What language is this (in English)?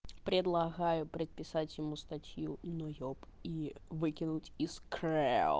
Russian